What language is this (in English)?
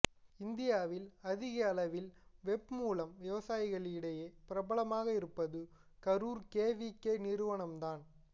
Tamil